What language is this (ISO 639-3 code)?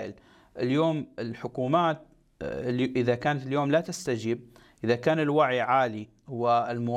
ara